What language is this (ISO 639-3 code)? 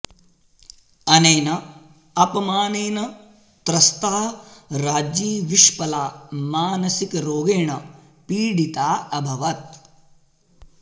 san